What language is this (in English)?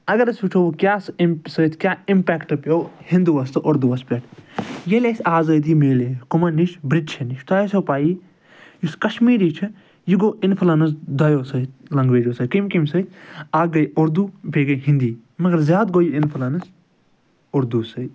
Kashmiri